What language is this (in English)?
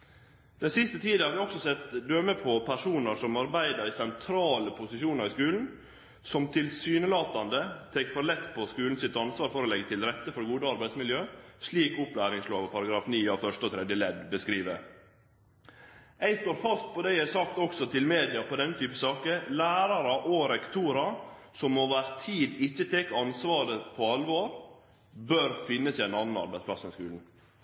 Norwegian Nynorsk